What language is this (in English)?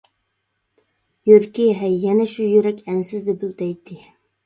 Uyghur